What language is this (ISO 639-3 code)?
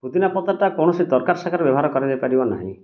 ori